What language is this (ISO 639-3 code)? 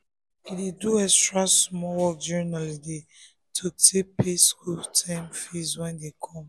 pcm